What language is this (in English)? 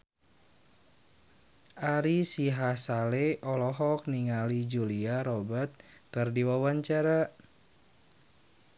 Sundanese